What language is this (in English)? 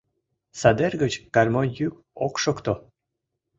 Mari